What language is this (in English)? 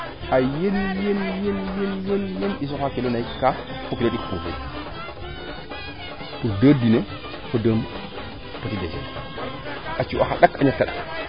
Serer